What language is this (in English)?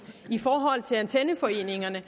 Danish